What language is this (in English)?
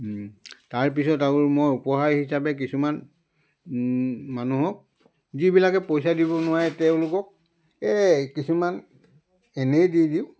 Assamese